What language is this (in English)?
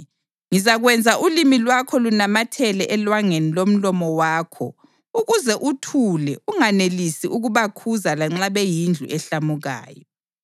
North Ndebele